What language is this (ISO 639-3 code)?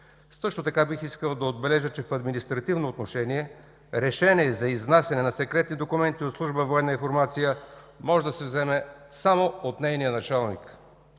bul